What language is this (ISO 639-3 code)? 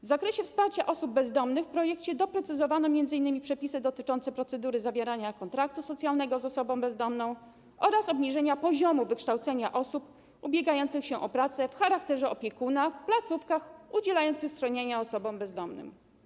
pol